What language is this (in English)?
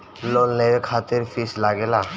Bhojpuri